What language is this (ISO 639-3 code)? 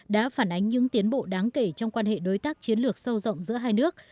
vie